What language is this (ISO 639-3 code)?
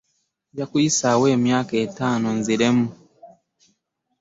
lug